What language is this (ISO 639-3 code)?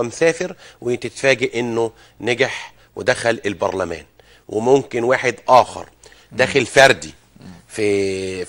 ara